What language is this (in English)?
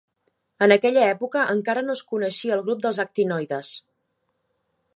Catalan